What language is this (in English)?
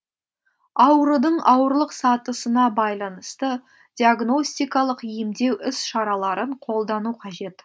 Kazakh